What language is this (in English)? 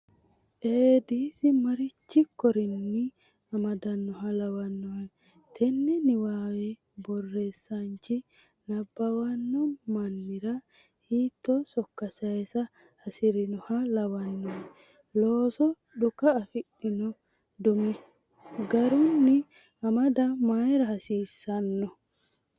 Sidamo